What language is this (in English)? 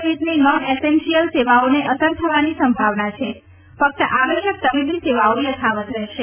Gujarati